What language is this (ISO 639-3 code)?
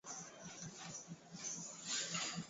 swa